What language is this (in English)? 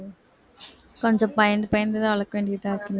Tamil